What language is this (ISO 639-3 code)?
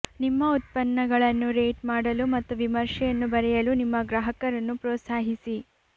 kan